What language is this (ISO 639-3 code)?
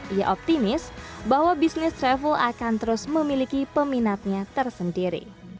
ind